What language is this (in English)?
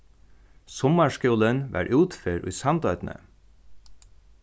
Faroese